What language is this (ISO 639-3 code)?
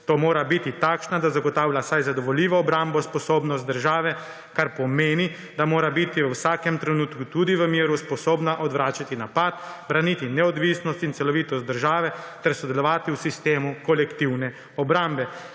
slv